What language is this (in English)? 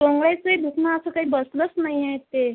Marathi